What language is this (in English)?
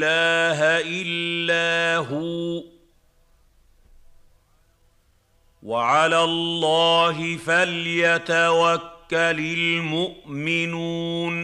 Arabic